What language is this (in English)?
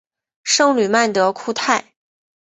Chinese